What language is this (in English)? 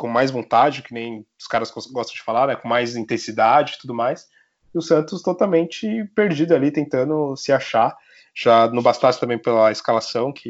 Portuguese